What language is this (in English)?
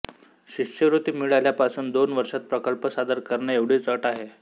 Marathi